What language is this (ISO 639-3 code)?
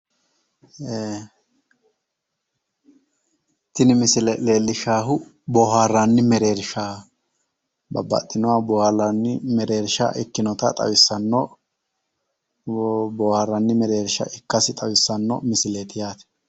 sid